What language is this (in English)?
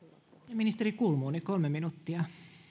Finnish